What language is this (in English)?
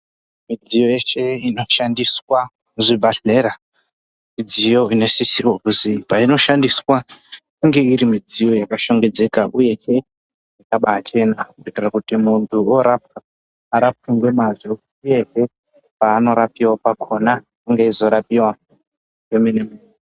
Ndau